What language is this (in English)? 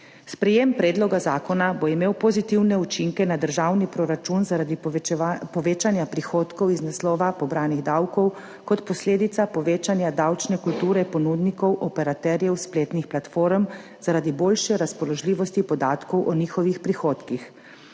Slovenian